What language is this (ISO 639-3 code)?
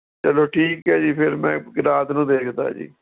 pan